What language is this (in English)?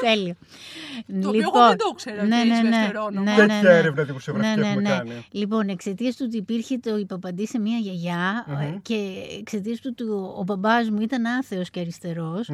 Greek